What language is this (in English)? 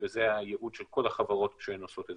Hebrew